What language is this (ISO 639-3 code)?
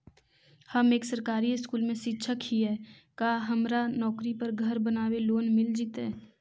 mag